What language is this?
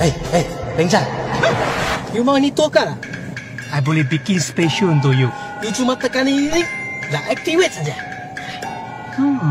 Malay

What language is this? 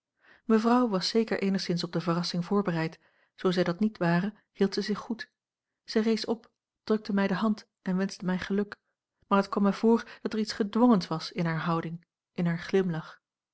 Dutch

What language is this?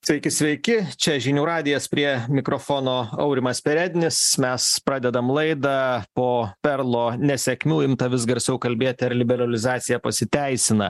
Lithuanian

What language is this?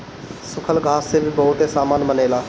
Bhojpuri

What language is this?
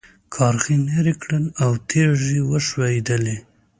Pashto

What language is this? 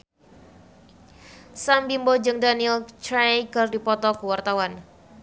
Sundanese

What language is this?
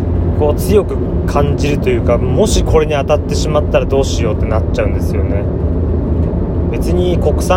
Japanese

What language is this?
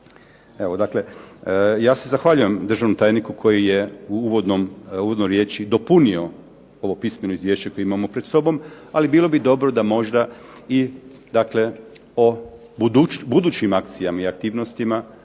Croatian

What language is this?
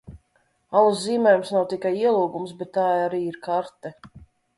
Latvian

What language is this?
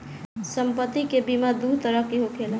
Bhojpuri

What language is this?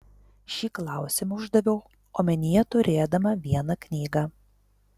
Lithuanian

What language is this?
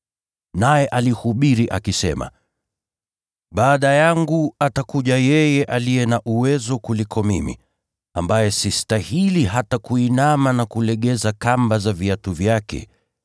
Swahili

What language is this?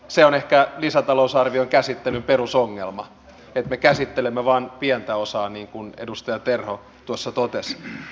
Finnish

